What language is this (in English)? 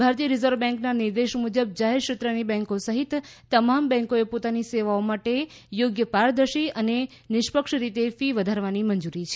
Gujarati